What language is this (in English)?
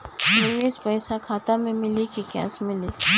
Bhojpuri